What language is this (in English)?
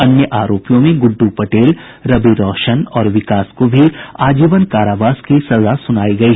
Hindi